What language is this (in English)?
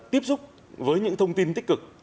Vietnamese